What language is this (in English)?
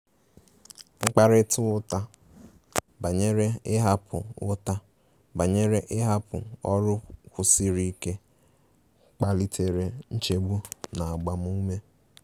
Igbo